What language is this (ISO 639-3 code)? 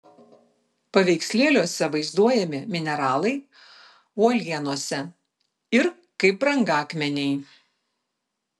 lit